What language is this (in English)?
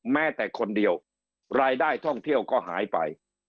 Thai